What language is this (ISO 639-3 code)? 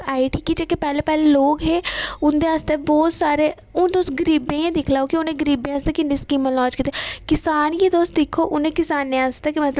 doi